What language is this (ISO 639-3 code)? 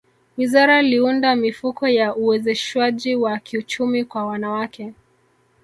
swa